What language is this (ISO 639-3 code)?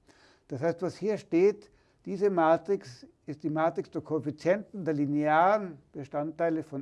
deu